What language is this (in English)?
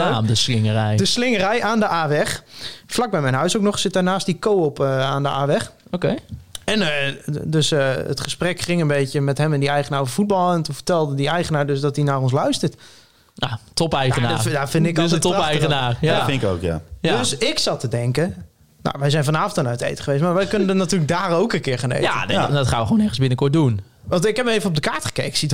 Dutch